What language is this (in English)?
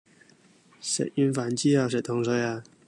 Cantonese